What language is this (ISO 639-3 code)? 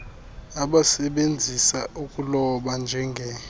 xho